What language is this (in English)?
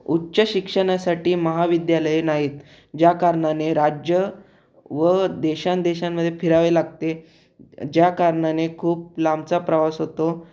Marathi